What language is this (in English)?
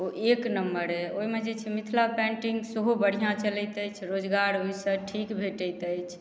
Maithili